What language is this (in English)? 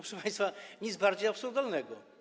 Polish